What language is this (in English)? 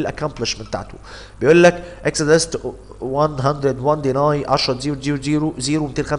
Arabic